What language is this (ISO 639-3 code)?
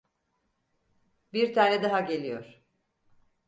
tur